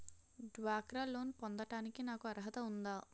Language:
Telugu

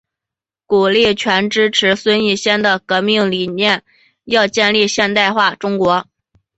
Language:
Chinese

